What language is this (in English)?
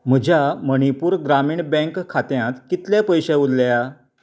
Konkani